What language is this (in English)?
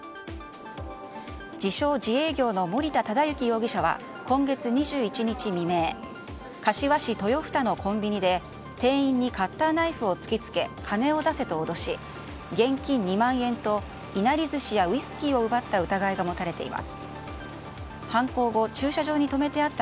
Japanese